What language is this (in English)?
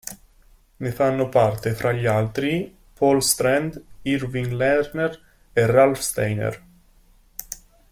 Italian